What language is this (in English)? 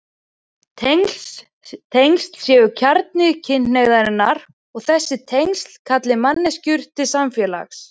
Icelandic